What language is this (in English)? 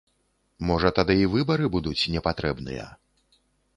Belarusian